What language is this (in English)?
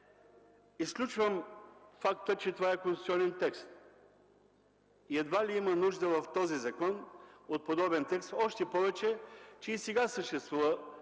Bulgarian